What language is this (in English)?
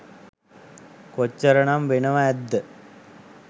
Sinhala